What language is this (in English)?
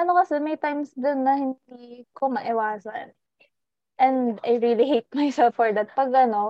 Filipino